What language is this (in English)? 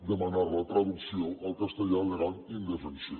Catalan